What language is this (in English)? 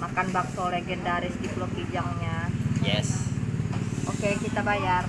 Indonesian